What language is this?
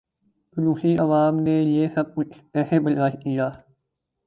Urdu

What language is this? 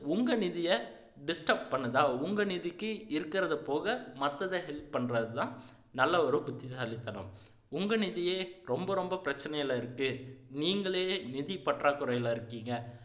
Tamil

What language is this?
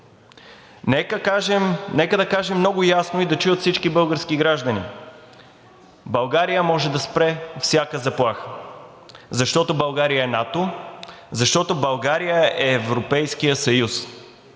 Bulgarian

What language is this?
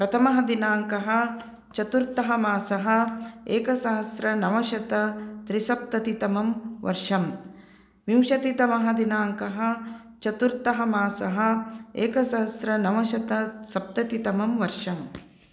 Sanskrit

